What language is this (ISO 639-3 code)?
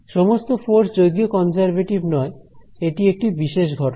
ben